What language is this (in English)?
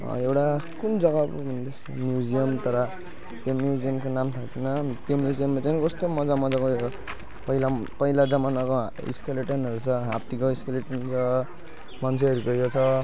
Nepali